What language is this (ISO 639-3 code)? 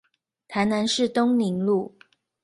zho